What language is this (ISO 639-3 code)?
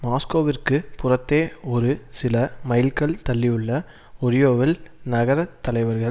tam